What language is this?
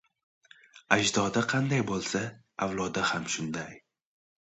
Uzbek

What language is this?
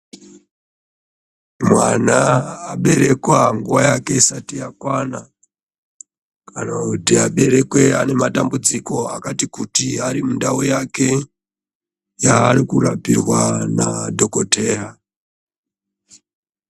Ndau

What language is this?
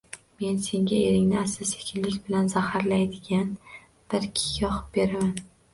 Uzbek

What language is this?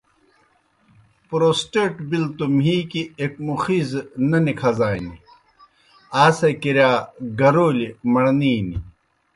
Kohistani Shina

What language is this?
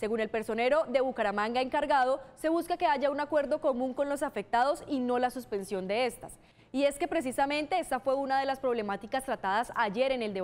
Spanish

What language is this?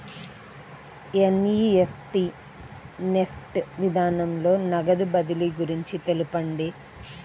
Telugu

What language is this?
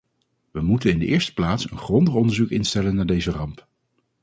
Dutch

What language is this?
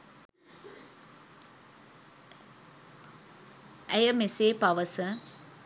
Sinhala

